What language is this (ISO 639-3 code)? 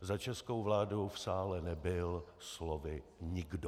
ces